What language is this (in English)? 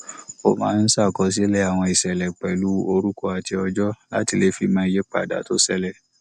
Yoruba